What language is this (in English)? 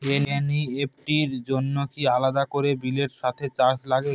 Bangla